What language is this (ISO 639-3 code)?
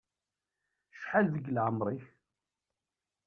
kab